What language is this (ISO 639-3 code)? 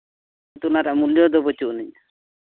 sat